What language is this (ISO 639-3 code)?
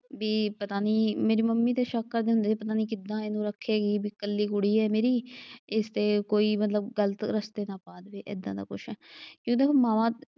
pan